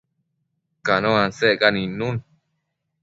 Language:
Matsés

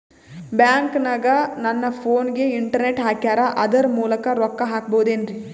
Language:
Kannada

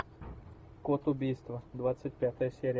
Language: Russian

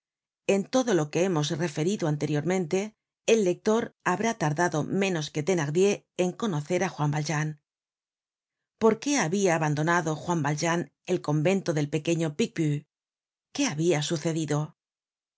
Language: Spanish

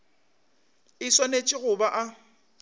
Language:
Northern Sotho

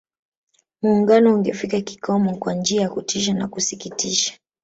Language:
Swahili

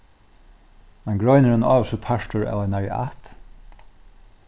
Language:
Faroese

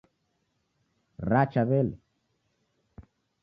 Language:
Taita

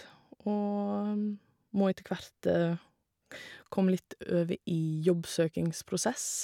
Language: Norwegian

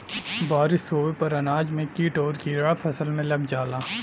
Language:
Bhojpuri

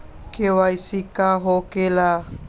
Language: Magahi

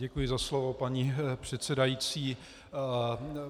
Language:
Czech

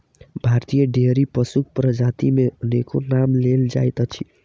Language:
Maithili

